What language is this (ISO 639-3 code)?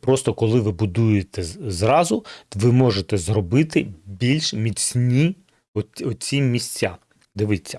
ukr